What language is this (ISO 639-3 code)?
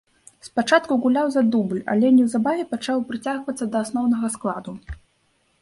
bel